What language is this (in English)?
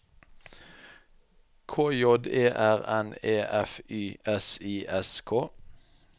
Norwegian